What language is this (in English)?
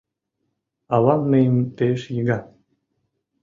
Mari